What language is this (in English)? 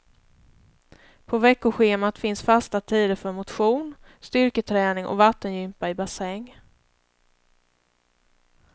Swedish